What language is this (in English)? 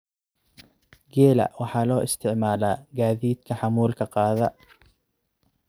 Somali